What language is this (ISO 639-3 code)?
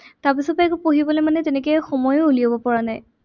asm